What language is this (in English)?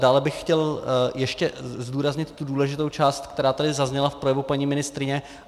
Czech